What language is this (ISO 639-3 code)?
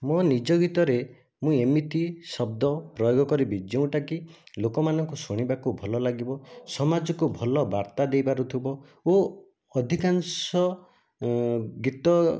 ori